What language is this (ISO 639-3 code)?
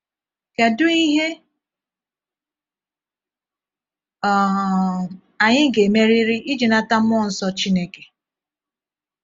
ibo